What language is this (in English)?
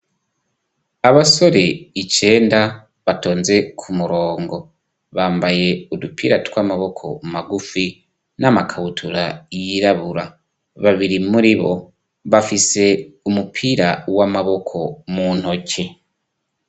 Rundi